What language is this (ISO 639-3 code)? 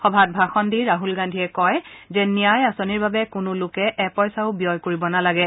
asm